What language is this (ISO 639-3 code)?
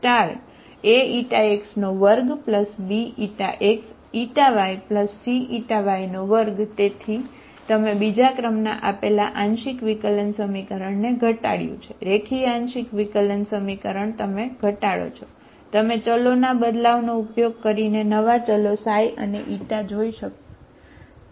guj